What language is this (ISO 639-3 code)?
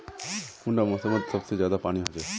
mag